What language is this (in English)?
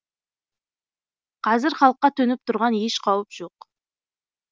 Kazakh